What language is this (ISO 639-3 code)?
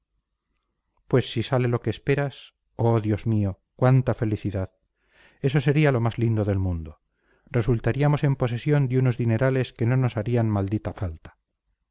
spa